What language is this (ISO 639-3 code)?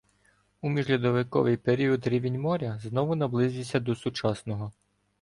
ukr